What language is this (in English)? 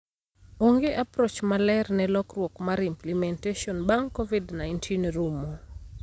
Luo (Kenya and Tanzania)